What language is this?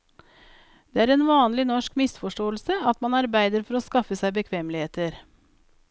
Norwegian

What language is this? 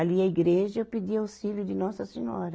Portuguese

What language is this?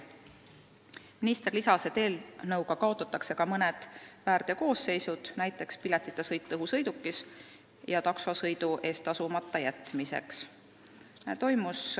Estonian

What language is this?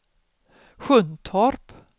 Swedish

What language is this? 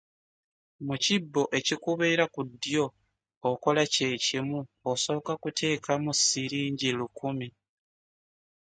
Ganda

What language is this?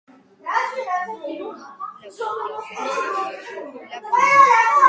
Georgian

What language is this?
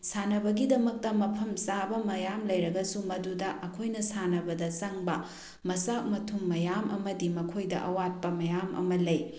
Manipuri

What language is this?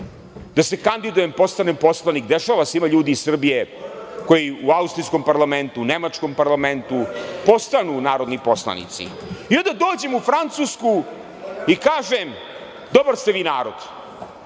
Serbian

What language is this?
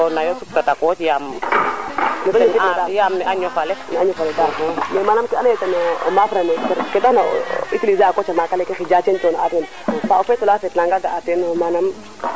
Serer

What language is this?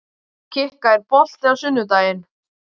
Icelandic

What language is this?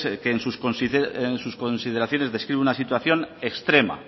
Spanish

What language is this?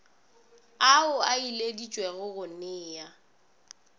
Northern Sotho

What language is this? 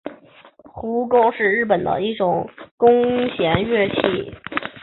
Chinese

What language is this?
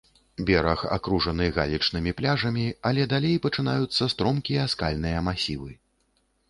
Belarusian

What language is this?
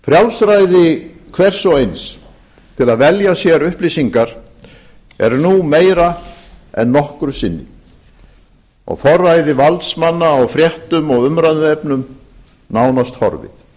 Icelandic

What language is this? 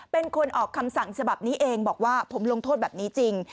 Thai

